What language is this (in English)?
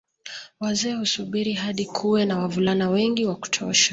Swahili